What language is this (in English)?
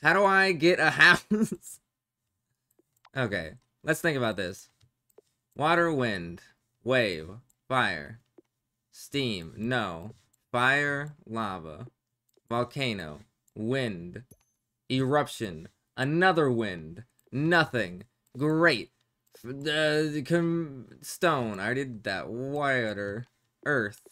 English